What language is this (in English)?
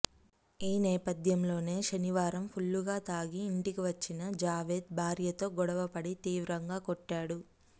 Telugu